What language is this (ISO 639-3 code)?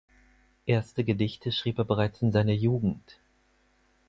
deu